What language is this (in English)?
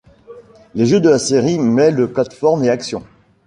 French